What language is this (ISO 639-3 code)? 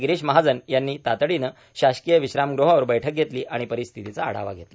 mar